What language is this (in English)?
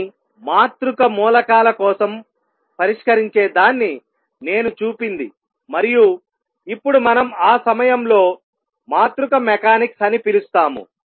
Telugu